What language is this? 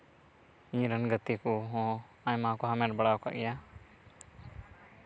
Santali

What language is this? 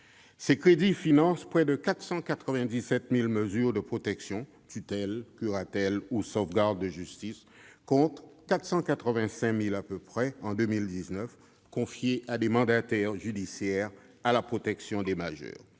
French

